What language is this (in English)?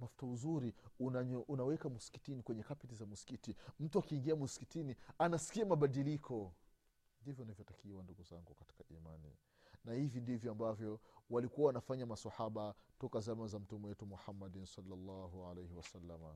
Swahili